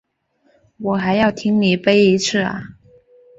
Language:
Chinese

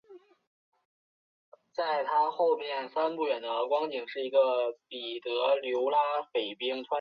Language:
Chinese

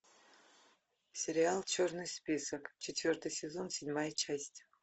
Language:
Russian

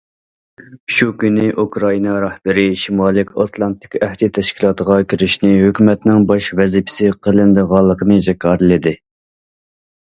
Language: Uyghur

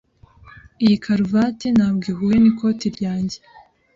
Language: Kinyarwanda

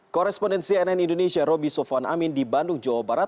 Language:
Indonesian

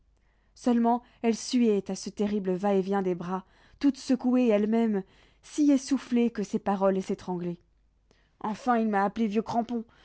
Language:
French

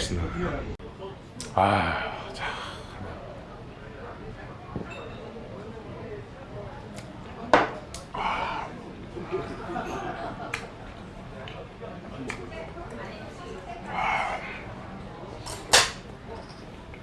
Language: Korean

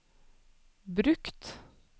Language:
Norwegian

